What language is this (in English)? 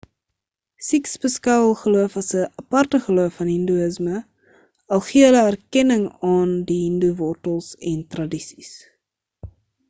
Afrikaans